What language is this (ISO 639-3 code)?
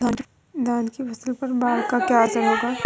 hin